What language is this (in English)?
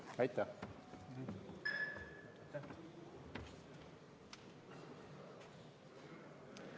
Estonian